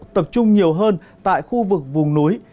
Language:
Vietnamese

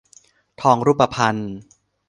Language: Thai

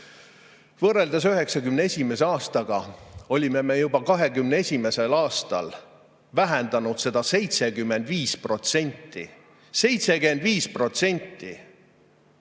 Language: Estonian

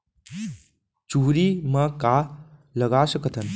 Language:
Chhattisgarhi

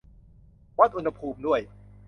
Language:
Thai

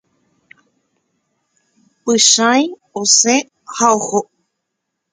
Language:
Guarani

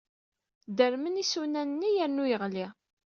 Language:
Kabyle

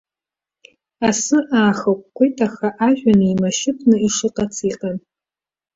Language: Abkhazian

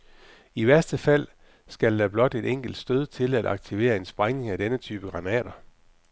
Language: Danish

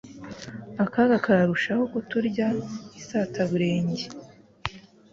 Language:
Kinyarwanda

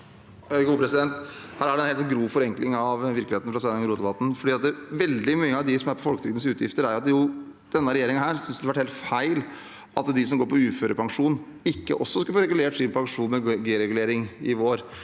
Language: Norwegian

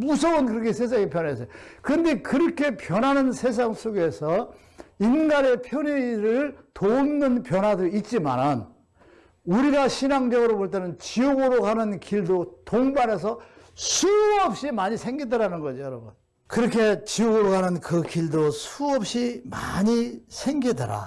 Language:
Korean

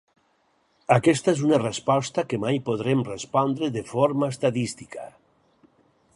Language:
Catalan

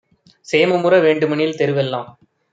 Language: Tamil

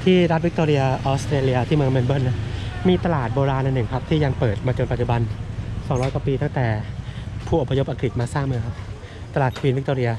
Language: Thai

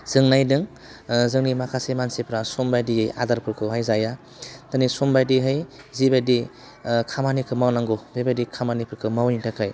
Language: Bodo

